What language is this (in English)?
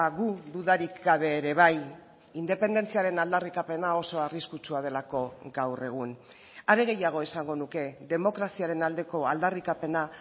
Basque